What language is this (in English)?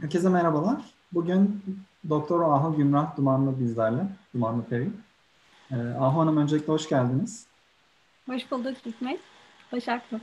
Turkish